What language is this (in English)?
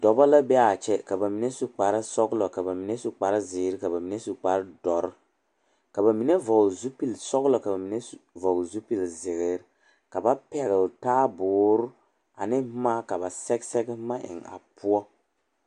Southern Dagaare